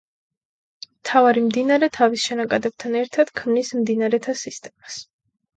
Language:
Georgian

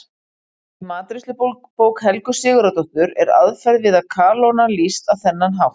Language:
Icelandic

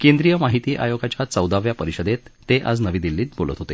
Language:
Marathi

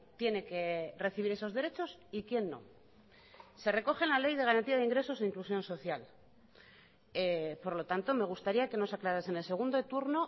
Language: Spanish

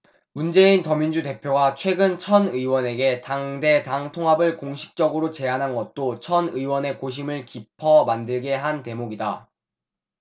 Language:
Korean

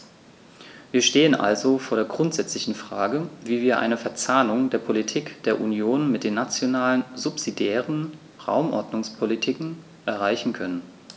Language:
German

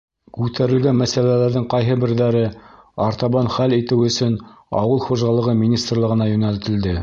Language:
Bashkir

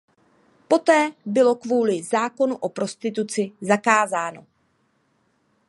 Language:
Czech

